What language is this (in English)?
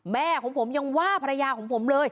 Thai